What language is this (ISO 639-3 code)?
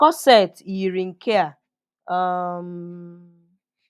ibo